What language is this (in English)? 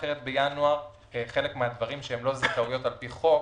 Hebrew